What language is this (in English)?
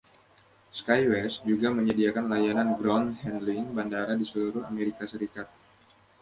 Indonesian